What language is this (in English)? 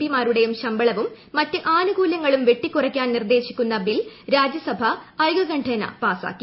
Malayalam